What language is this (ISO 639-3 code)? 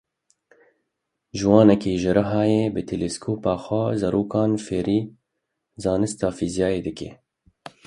kur